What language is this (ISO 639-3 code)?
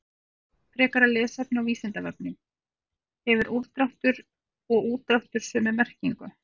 isl